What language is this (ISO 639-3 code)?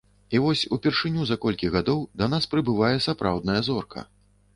bel